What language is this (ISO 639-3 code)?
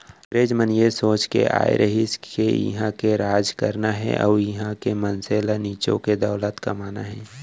hne